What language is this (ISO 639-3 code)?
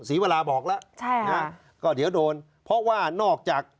tha